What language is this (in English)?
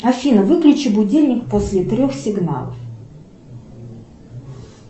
Russian